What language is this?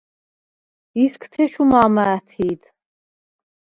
Svan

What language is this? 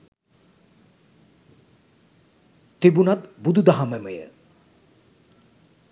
Sinhala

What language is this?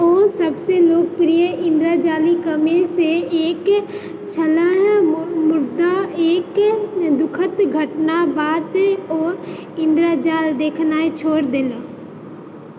Maithili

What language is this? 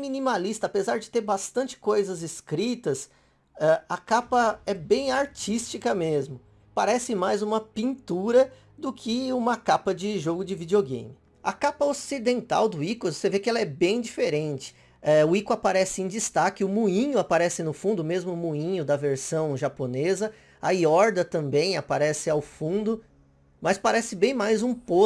Portuguese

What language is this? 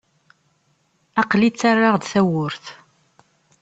Kabyle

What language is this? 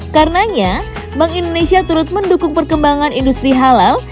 Indonesian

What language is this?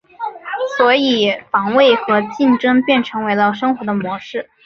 Chinese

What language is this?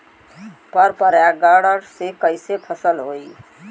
Bhojpuri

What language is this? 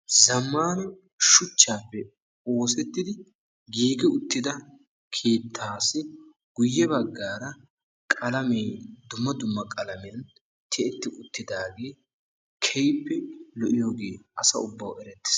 Wolaytta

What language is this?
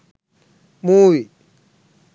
Sinhala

